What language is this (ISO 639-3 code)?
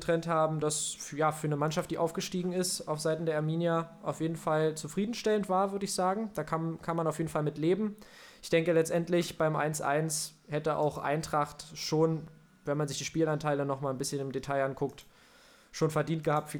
deu